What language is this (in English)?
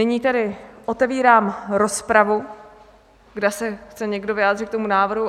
Czech